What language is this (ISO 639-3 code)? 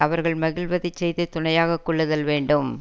tam